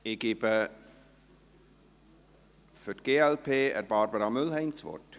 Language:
Swiss German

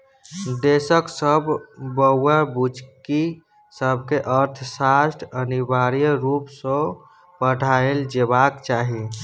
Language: Maithili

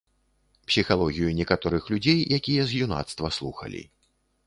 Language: Belarusian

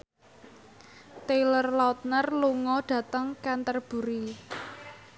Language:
Javanese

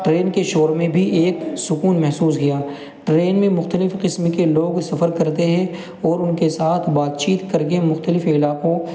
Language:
Urdu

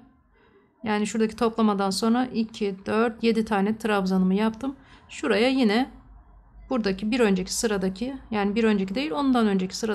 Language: Turkish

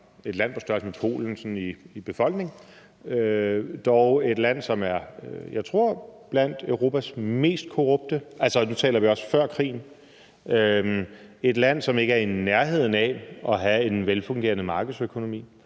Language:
Danish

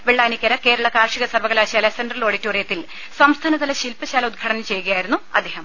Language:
Malayalam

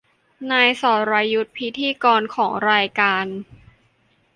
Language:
Thai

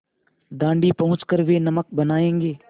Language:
Hindi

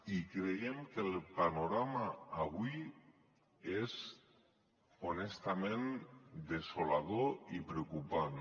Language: Catalan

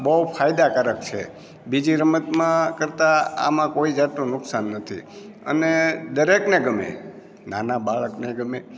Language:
Gujarati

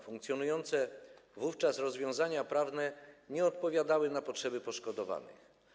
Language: Polish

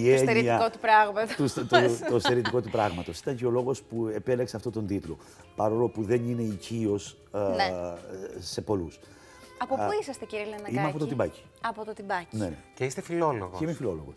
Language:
Greek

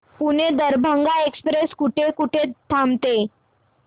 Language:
Marathi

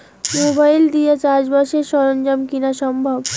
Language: Bangla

